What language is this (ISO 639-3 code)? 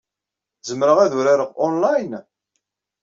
kab